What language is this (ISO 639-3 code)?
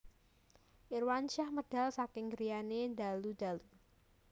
jav